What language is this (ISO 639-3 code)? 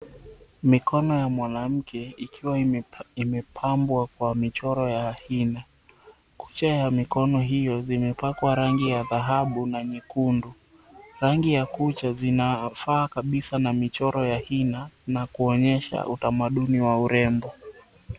swa